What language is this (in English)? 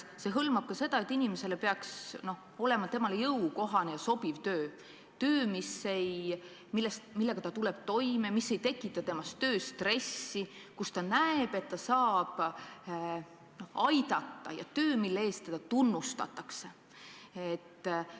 Estonian